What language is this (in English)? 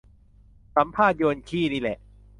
Thai